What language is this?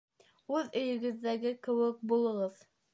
Bashkir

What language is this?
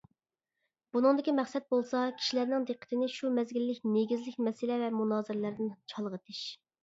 Uyghur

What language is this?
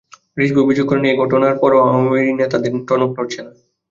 Bangla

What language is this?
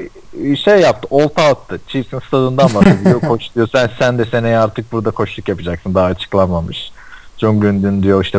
Turkish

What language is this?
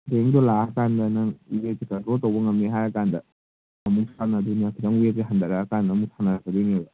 Manipuri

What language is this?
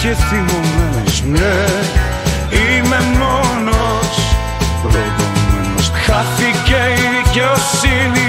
Greek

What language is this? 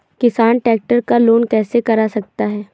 Hindi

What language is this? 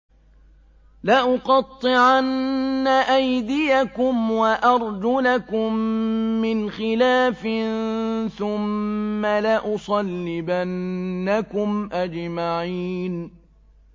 Arabic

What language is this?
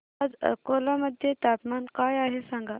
Marathi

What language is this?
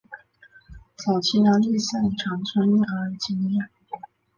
Chinese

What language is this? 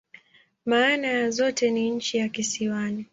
Swahili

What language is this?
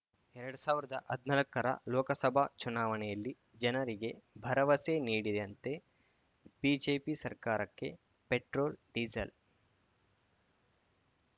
Kannada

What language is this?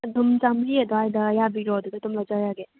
Manipuri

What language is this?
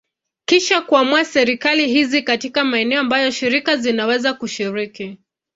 Swahili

